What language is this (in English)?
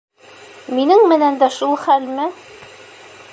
Bashkir